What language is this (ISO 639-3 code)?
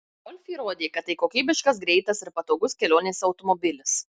lit